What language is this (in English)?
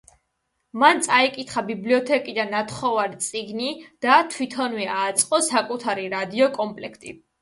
Georgian